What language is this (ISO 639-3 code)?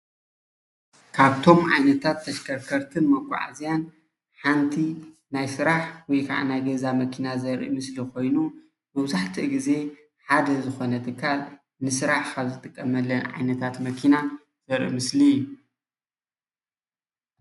tir